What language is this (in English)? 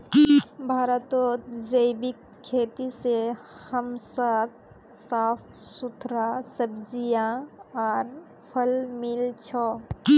Magahi